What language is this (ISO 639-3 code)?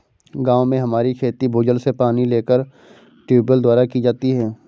hin